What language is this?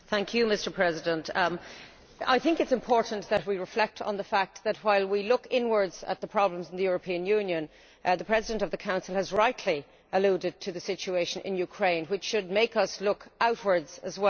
English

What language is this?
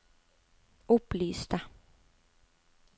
Norwegian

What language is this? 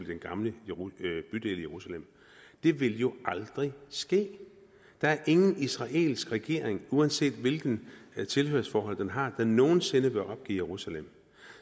Danish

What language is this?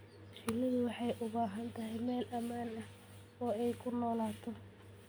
Somali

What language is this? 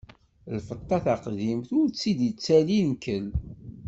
Kabyle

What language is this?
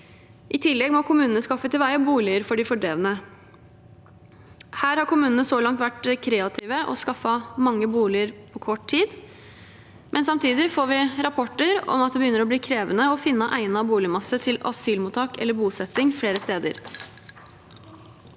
Norwegian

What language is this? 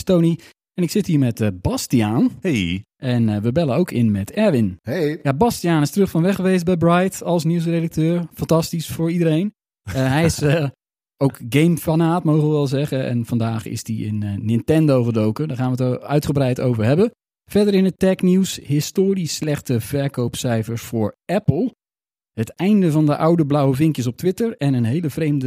Dutch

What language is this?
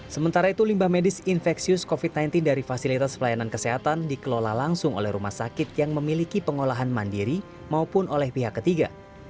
Indonesian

